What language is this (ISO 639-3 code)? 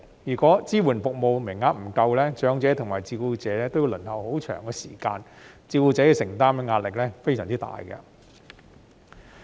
yue